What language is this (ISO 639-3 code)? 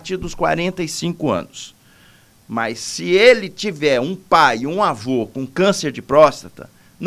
por